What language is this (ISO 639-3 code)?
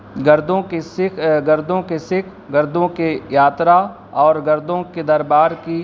urd